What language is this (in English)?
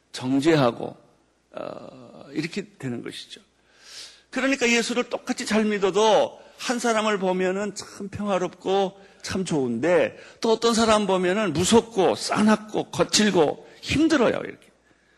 Korean